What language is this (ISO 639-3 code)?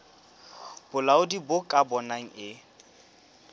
sot